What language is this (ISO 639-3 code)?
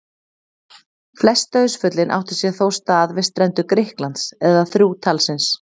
isl